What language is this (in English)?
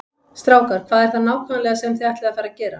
Icelandic